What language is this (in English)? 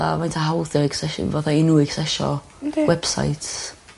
Welsh